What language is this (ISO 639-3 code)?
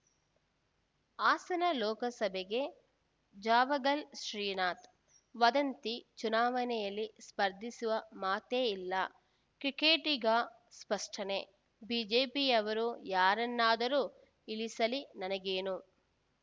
kan